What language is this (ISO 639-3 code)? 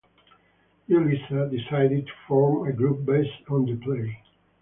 eng